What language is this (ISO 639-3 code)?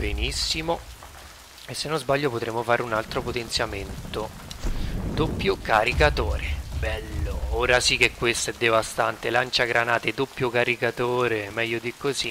ita